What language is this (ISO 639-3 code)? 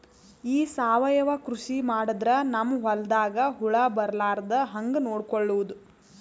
kan